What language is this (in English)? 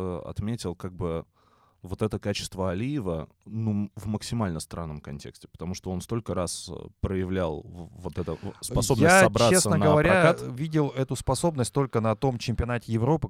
Russian